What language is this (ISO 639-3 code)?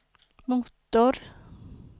swe